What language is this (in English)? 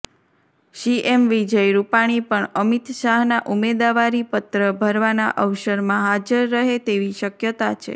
Gujarati